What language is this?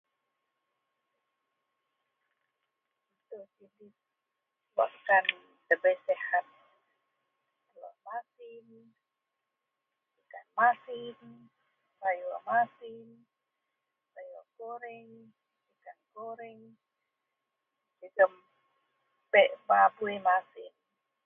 Central Melanau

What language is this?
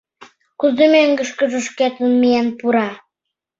Mari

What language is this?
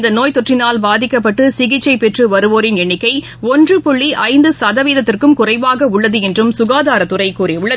Tamil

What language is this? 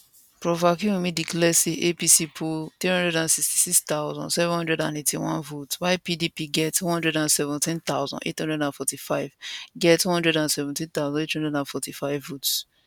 Nigerian Pidgin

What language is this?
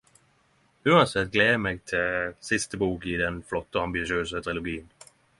Norwegian Nynorsk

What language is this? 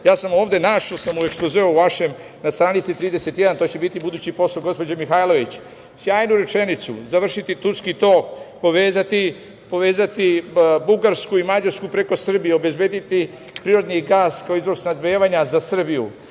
Serbian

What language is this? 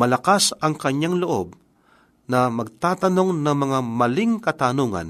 Filipino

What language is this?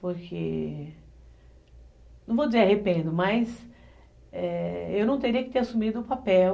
Portuguese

